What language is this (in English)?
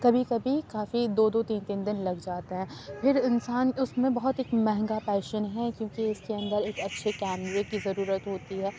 Urdu